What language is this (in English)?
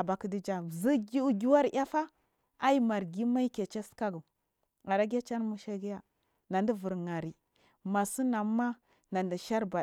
Marghi South